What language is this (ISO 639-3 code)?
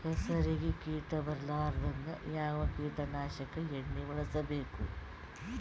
kan